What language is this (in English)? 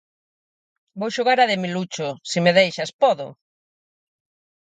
Galician